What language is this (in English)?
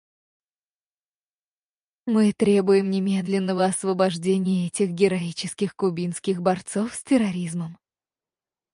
Russian